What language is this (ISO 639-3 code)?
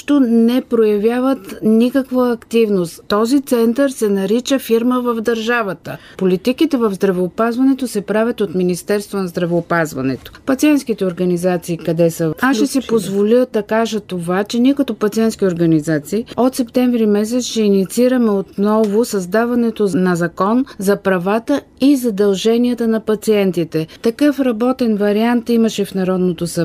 bul